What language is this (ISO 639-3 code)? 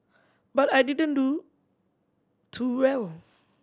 eng